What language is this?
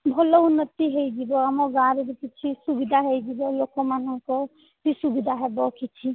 Odia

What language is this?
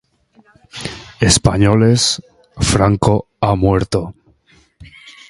Basque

